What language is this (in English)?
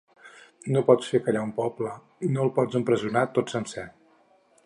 Catalan